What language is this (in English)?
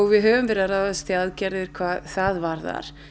Icelandic